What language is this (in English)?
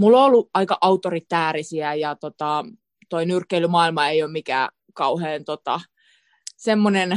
Finnish